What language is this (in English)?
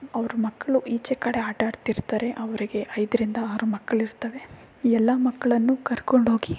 Kannada